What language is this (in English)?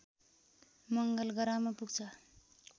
Nepali